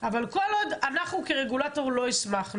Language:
Hebrew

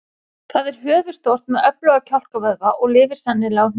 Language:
Icelandic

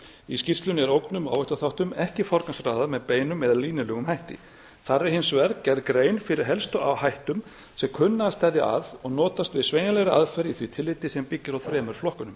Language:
Icelandic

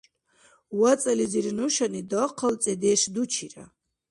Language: Dargwa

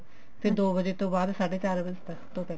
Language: Punjabi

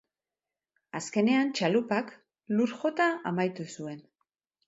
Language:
Basque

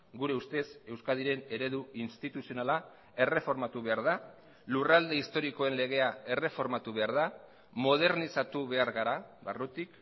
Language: Basque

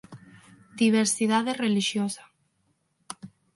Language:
Galician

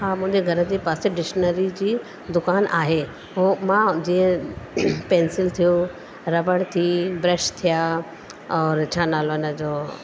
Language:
Sindhi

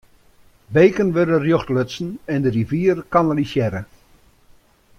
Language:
Western Frisian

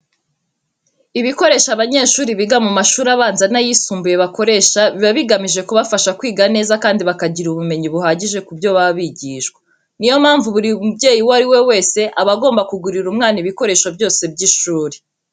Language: Kinyarwanda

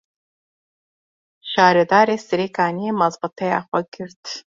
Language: Kurdish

